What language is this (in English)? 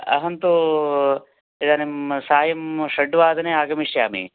Sanskrit